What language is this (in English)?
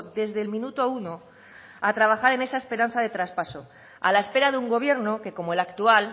Spanish